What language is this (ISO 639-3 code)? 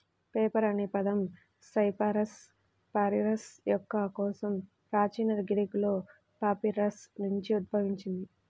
tel